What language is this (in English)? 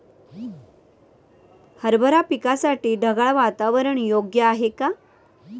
Marathi